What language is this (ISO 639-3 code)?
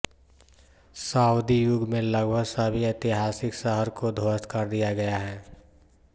hin